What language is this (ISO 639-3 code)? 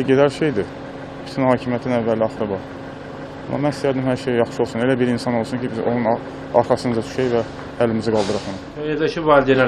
tur